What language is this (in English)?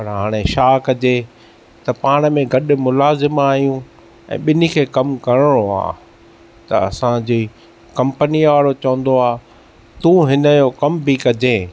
Sindhi